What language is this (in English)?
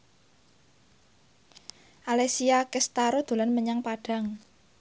Javanese